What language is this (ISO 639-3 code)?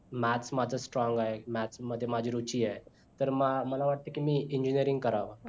mar